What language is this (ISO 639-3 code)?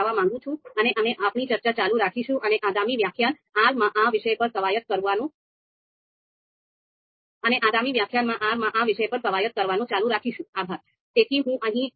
guj